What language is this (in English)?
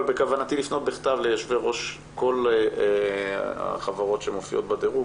Hebrew